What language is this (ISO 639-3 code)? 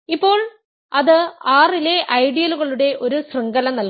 mal